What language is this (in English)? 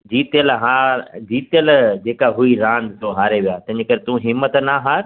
Sindhi